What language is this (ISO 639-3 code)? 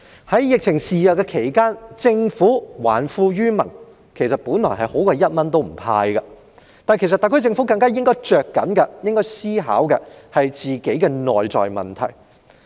yue